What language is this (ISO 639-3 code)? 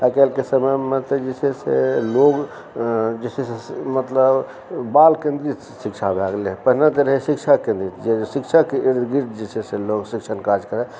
mai